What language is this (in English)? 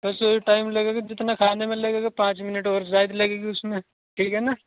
Urdu